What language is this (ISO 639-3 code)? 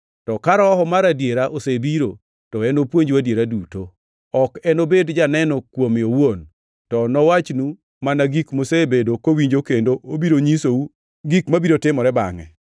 luo